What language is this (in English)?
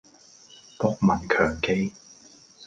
Cantonese